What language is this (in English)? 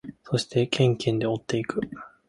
Japanese